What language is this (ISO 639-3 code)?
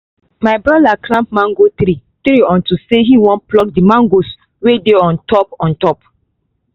pcm